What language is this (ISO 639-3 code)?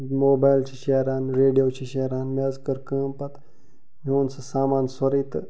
kas